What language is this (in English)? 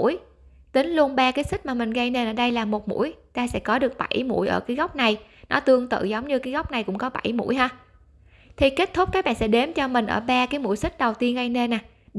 Vietnamese